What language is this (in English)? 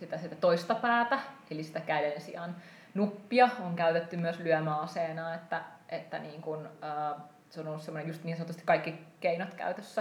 Finnish